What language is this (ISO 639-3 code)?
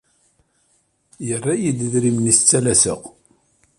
kab